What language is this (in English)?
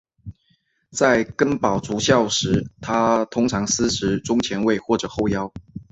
Chinese